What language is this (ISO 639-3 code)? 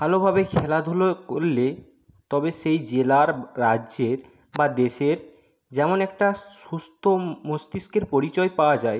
ben